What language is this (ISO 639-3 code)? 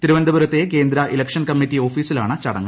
mal